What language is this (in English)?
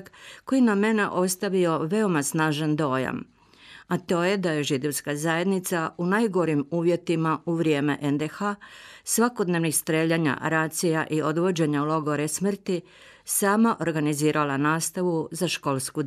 Croatian